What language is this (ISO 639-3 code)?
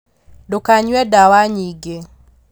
kik